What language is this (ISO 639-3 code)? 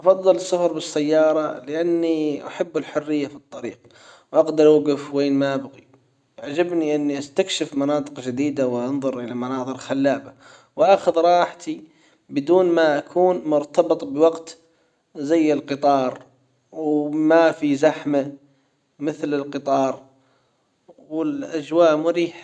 acw